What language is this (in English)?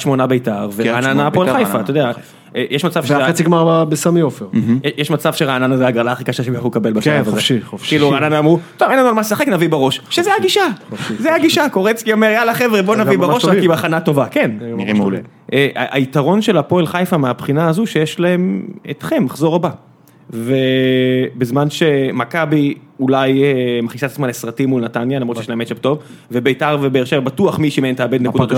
Hebrew